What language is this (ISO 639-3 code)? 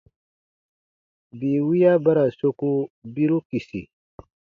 bba